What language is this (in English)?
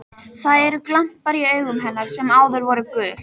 Icelandic